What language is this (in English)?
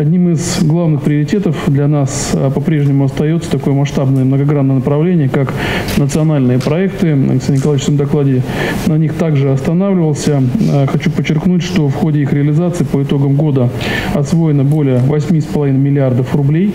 Russian